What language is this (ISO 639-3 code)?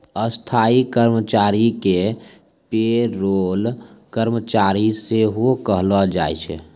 mai